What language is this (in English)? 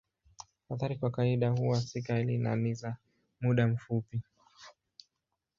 Swahili